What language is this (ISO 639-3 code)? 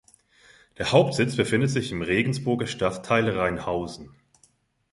deu